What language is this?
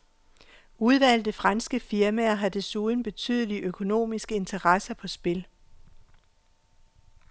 Danish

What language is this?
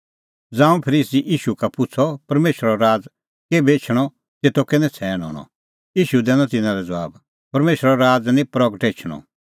Kullu Pahari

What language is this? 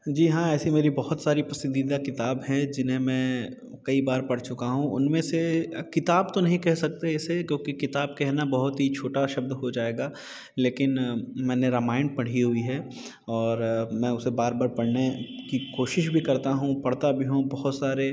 Hindi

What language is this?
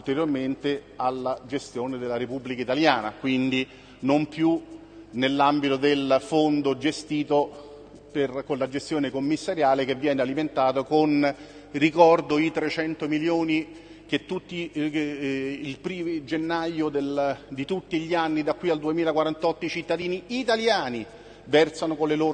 Italian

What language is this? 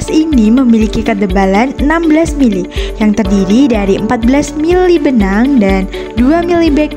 Indonesian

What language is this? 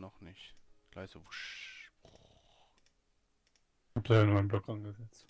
German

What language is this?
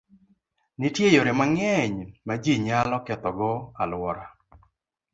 Luo (Kenya and Tanzania)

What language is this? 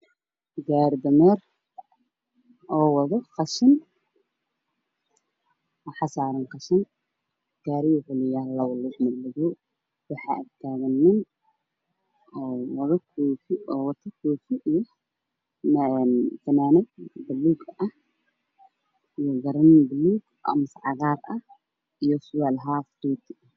Somali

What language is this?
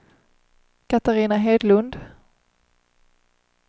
Swedish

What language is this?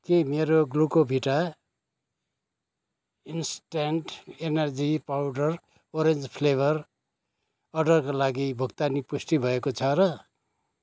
Nepali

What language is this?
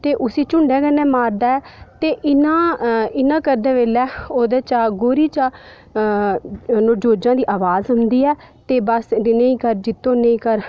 Dogri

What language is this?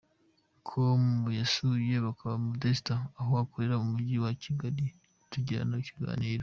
Kinyarwanda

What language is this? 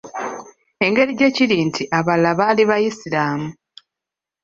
Ganda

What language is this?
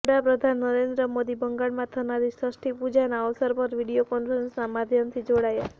Gujarati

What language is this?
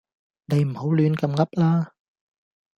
Cantonese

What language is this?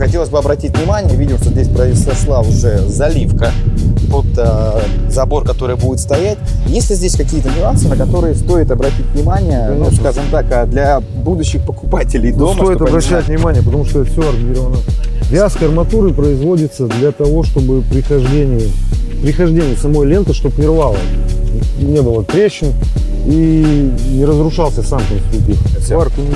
Russian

